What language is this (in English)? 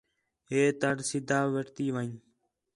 Khetrani